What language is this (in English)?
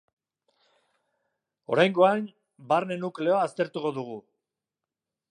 Basque